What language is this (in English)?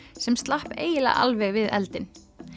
Icelandic